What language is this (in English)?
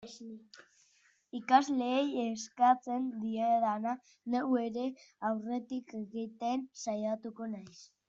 Basque